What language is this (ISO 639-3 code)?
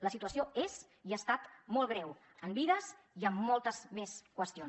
cat